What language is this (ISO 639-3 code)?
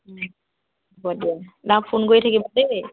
asm